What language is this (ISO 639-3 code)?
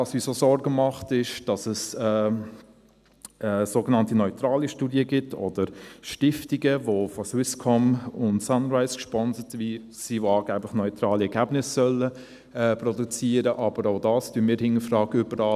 gsw